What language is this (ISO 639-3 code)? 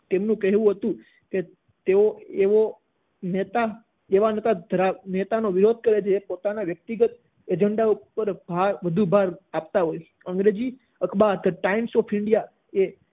guj